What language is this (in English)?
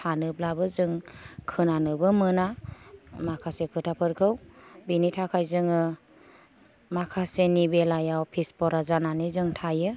Bodo